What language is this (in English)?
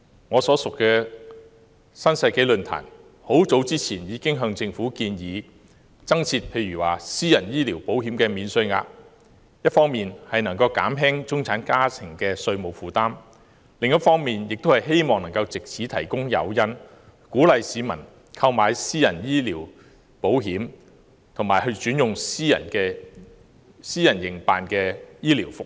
Cantonese